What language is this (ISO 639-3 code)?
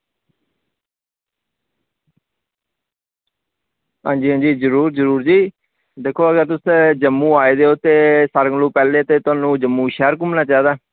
doi